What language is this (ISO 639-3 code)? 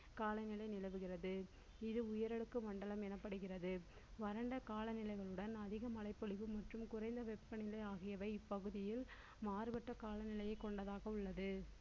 tam